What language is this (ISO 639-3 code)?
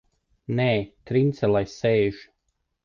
lav